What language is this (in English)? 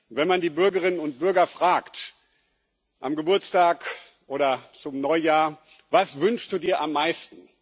German